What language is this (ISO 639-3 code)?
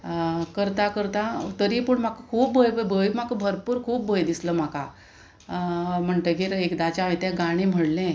kok